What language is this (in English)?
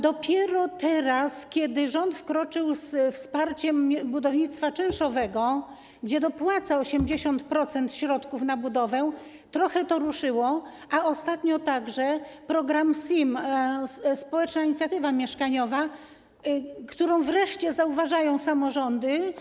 Polish